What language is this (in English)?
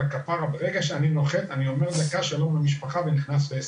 Hebrew